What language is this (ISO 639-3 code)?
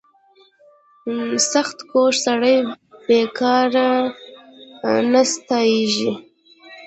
pus